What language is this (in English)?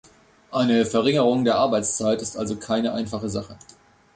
German